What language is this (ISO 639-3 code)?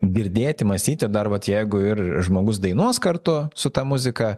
lit